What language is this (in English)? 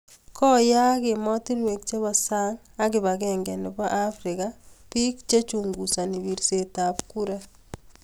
Kalenjin